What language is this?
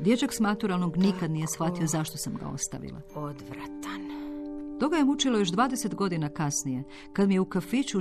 Croatian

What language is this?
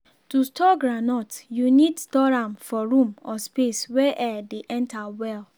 Nigerian Pidgin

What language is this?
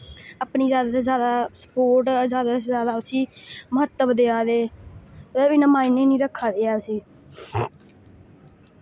Dogri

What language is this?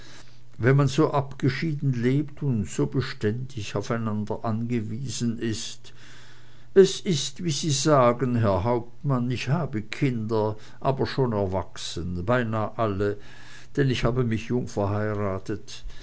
German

